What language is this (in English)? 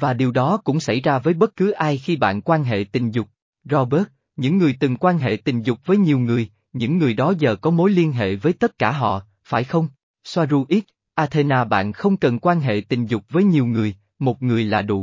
Vietnamese